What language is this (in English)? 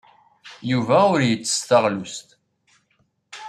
Kabyle